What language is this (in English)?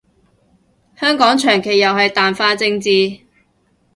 Cantonese